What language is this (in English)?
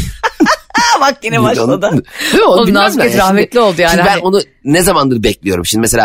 Turkish